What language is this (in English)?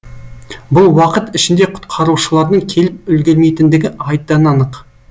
Kazakh